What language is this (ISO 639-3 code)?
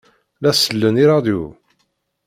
kab